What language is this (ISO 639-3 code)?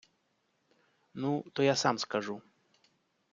ukr